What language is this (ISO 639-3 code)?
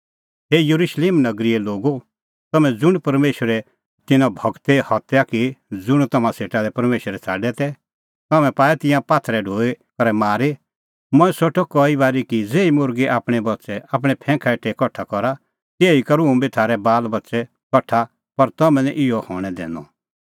kfx